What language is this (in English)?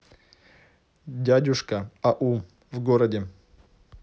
Russian